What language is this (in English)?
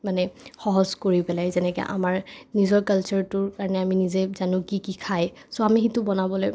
Assamese